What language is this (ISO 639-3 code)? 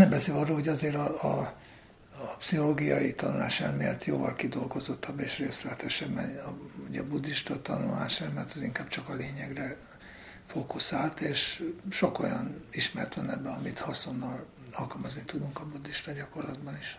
hun